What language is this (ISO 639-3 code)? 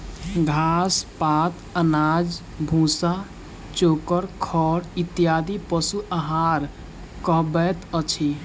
mai